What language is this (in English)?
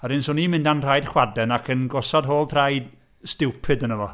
Welsh